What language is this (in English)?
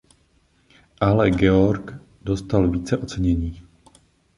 Czech